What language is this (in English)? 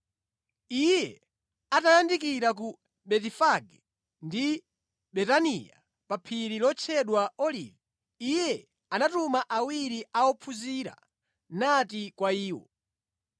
Nyanja